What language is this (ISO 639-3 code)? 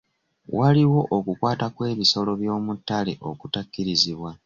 lug